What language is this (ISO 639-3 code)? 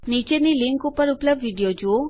guj